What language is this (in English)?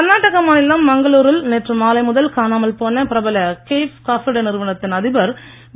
Tamil